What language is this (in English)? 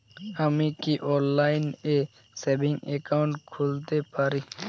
Bangla